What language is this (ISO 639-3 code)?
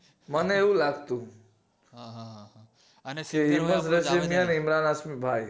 guj